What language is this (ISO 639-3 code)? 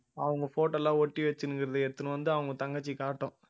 tam